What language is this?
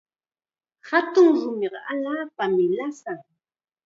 Chiquián Ancash Quechua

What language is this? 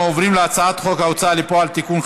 Hebrew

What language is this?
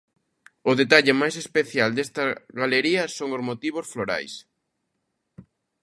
Galician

